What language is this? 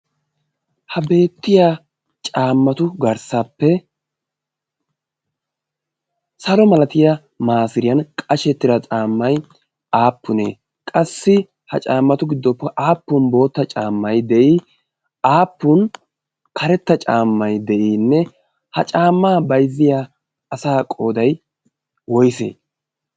Wolaytta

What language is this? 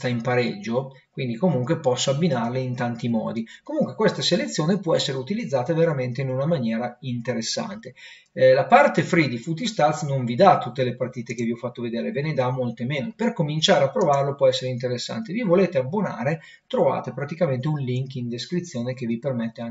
Italian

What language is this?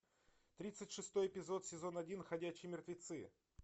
Russian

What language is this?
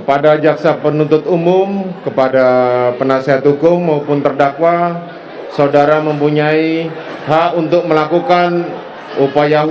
Indonesian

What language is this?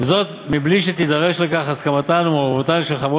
Hebrew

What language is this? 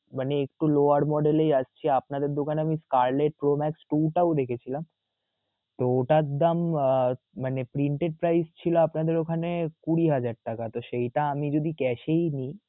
Bangla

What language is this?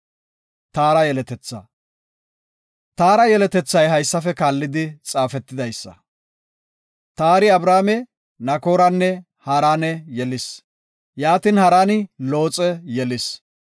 Gofa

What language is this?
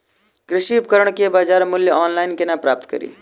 Maithili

